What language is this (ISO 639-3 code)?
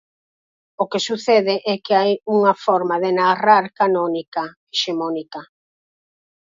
glg